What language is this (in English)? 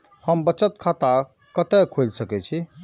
Maithili